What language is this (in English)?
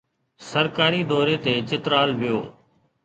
Sindhi